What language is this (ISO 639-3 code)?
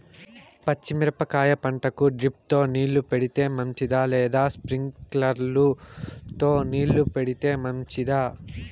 tel